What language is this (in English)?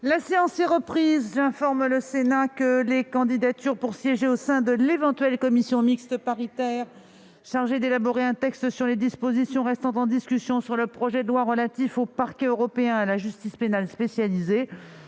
French